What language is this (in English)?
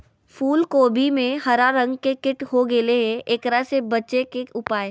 Magahi